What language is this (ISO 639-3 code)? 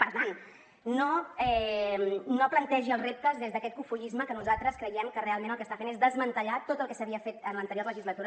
cat